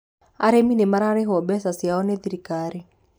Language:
Kikuyu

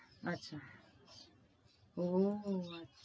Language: Bangla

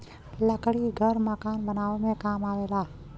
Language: Bhojpuri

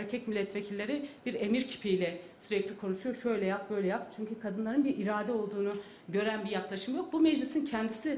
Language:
Turkish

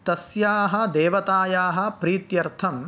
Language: Sanskrit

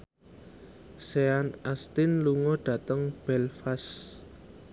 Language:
Javanese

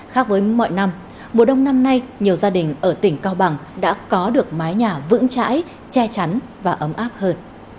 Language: Vietnamese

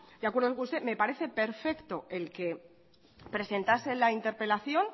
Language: Spanish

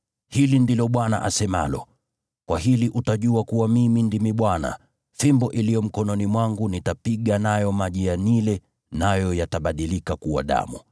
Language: Swahili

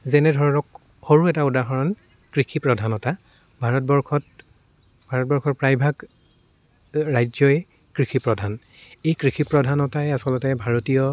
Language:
Assamese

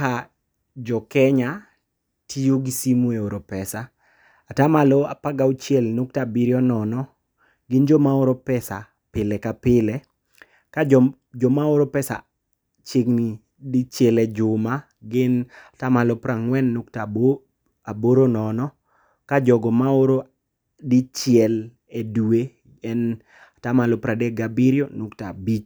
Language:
Luo (Kenya and Tanzania)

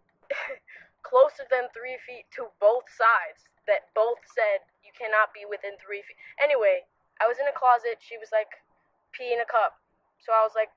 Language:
English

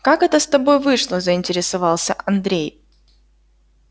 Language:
Russian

